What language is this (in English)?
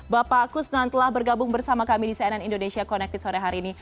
Indonesian